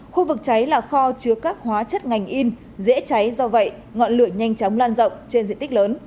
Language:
Vietnamese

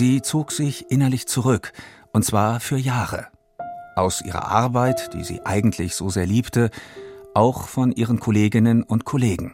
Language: German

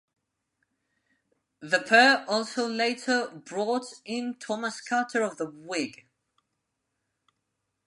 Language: English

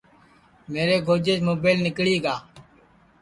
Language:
Sansi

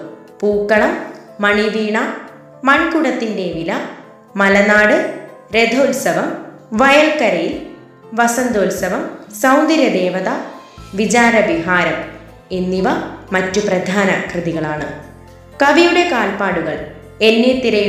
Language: Malayalam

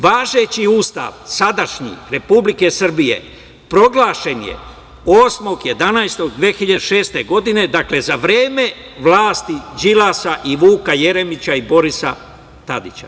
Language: Serbian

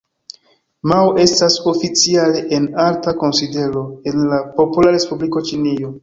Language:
Esperanto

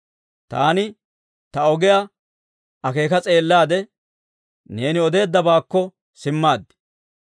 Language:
Dawro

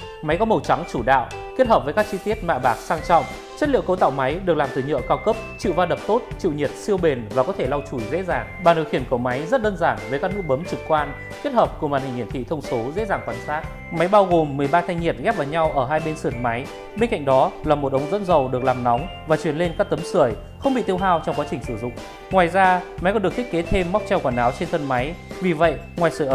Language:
Vietnamese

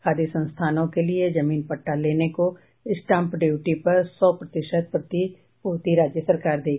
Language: Hindi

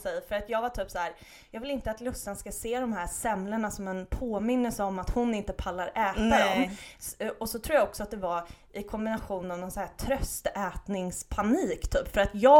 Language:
Swedish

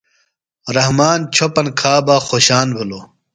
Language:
Phalura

